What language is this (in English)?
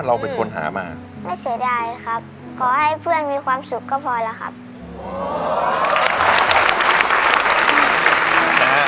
Thai